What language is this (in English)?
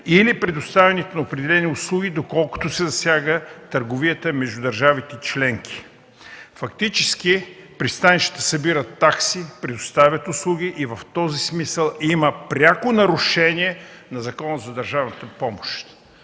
Bulgarian